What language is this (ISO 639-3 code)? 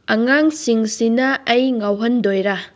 mni